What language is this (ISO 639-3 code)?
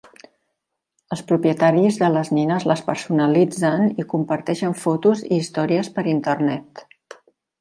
cat